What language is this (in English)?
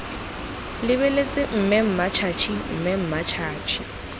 Tswana